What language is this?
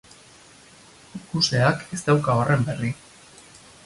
Basque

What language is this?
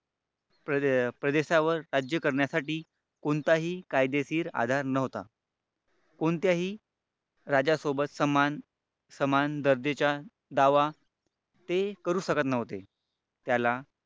Marathi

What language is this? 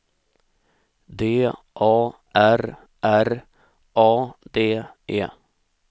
Swedish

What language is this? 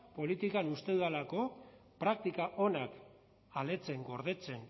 Basque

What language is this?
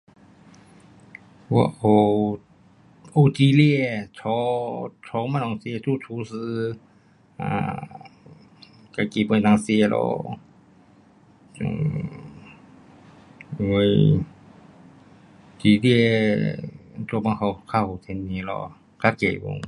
Pu-Xian Chinese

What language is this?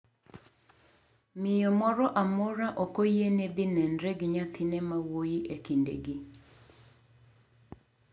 Luo (Kenya and Tanzania)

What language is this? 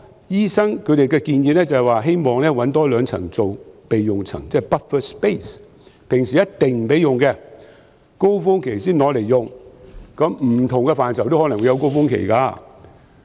Cantonese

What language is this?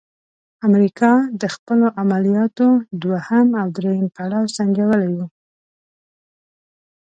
Pashto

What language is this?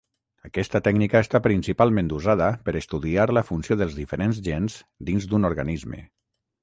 Catalan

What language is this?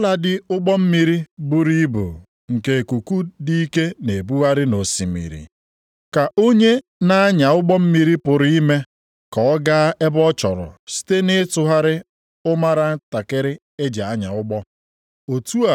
Igbo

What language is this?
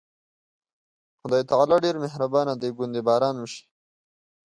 Pashto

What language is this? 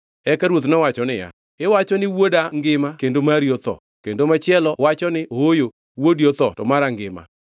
Luo (Kenya and Tanzania)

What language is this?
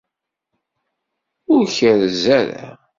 Kabyle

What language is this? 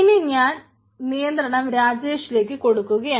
Malayalam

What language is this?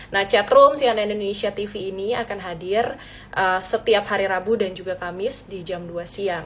Indonesian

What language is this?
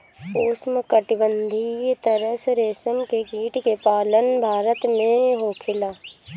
Bhojpuri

